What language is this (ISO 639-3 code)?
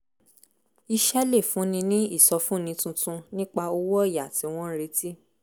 yor